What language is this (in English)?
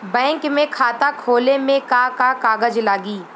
Bhojpuri